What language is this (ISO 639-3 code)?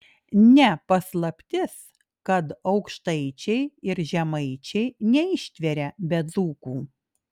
lit